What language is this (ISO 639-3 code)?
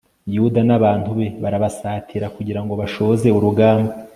kin